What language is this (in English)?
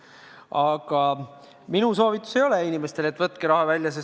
Estonian